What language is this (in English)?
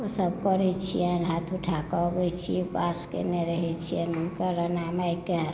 Maithili